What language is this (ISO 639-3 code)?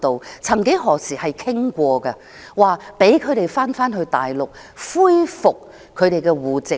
yue